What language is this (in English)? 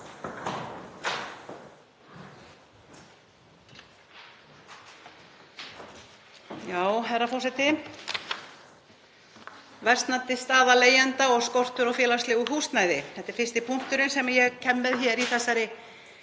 Icelandic